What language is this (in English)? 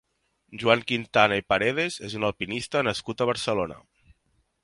Catalan